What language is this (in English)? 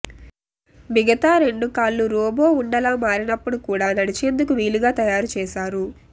Telugu